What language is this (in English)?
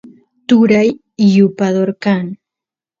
Santiago del Estero Quichua